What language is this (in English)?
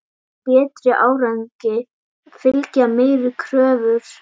Icelandic